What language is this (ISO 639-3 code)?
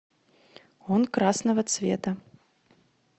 rus